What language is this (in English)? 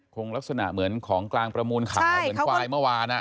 Thai